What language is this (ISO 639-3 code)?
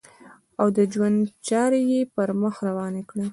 pus